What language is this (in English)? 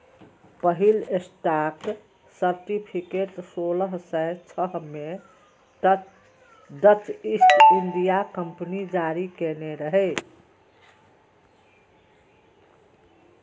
Maithili